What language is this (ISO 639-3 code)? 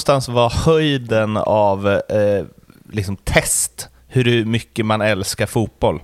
swe